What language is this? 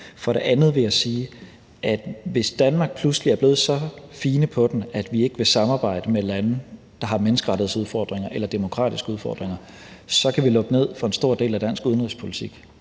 Danish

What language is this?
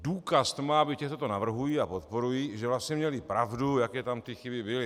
Czech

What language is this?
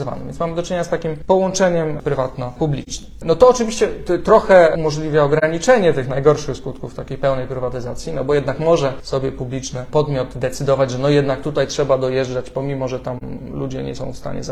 Polish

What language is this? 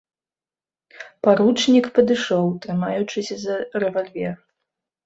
Belarusian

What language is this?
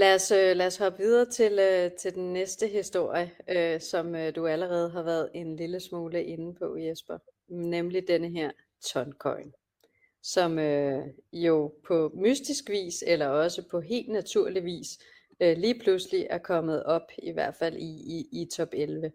Danish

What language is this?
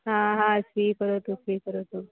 Sanskrit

